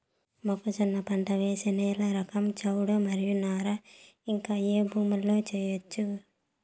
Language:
Telugu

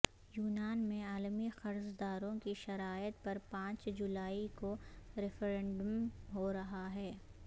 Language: Urdu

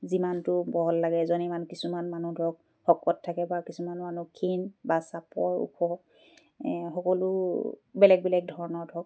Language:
Assamese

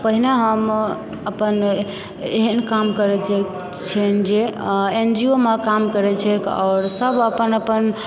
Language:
Maithili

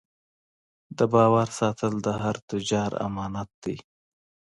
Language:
Pashto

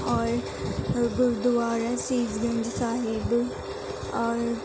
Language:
Urdu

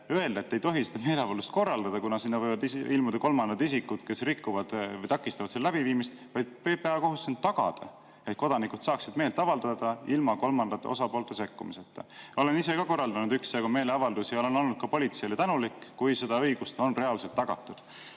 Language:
Estonian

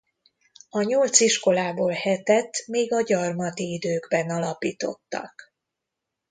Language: Hungarian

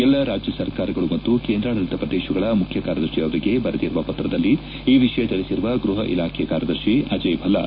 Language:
Kannada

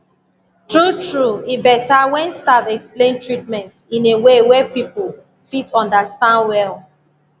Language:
Nigerian Pidgin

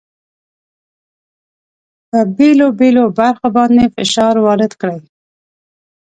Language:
Pashto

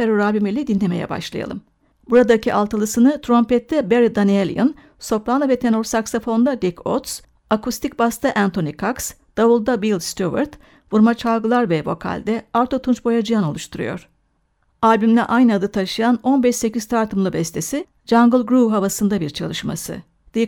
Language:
Turkish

